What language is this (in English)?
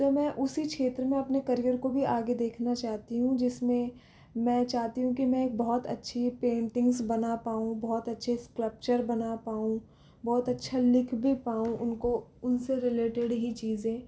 Hindi